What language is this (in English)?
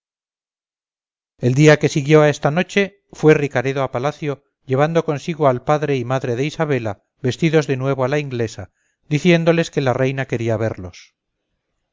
Spanish